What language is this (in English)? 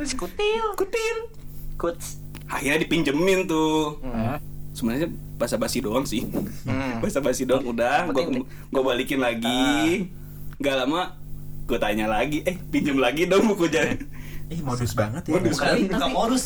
Indonesian